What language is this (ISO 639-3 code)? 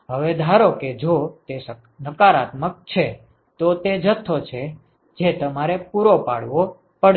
guj